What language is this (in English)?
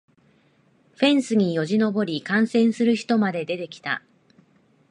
Japanese